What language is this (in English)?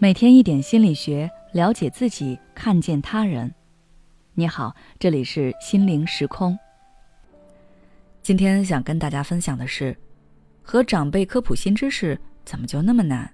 Chinese